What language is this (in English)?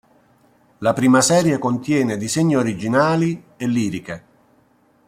Italian